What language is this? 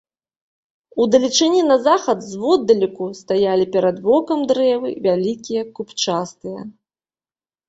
Belarusian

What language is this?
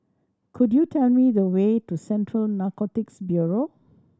English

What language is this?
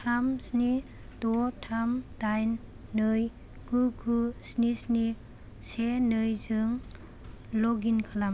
Bodo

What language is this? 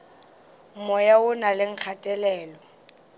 Northern Sotho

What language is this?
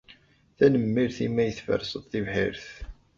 Kabyle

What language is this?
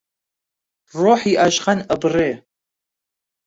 Central Kurdish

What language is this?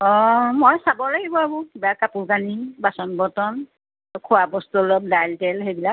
Assamese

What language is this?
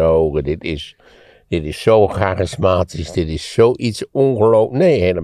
Dutch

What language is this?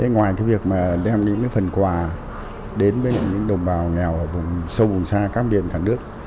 Vietnamese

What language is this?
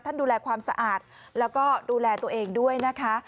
Thai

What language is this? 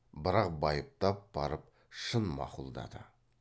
Kazakh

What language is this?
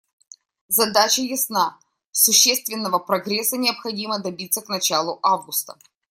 Russian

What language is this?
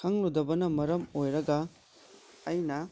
Manipuri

